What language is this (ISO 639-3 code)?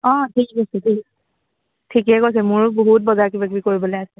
asm